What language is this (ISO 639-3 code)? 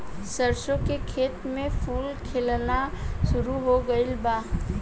bho